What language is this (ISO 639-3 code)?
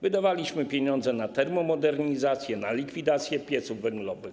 pol